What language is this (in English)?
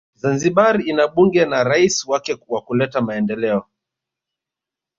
Swahili